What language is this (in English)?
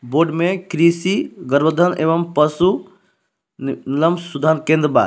Bhojpuri